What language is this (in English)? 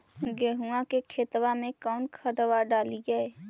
Magahi